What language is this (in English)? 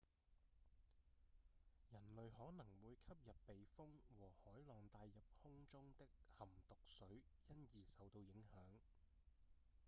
Cantonese